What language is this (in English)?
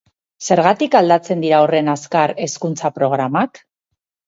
Basque